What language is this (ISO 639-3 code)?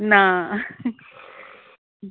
kok